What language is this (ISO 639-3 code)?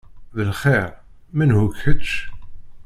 kab